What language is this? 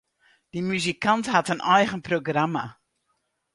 Western Frisian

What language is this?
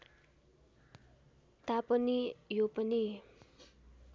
Nepali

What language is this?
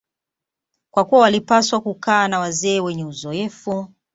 Swahili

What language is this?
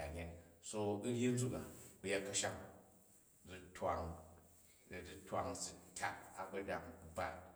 Jju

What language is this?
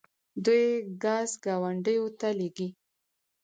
Pashto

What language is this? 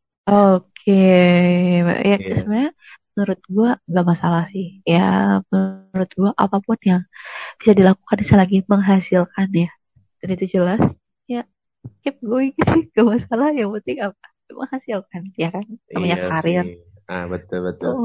Indonesian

